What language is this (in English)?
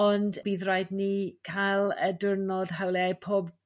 Welsh